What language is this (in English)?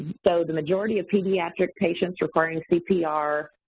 English